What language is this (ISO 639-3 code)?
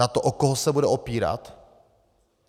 ces